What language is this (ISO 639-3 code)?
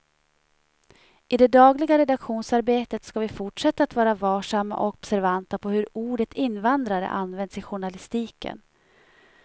swe